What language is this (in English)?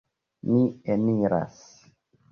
Esperanto